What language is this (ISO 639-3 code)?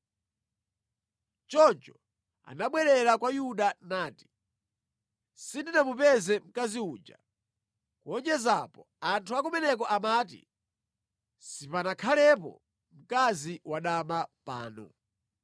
nya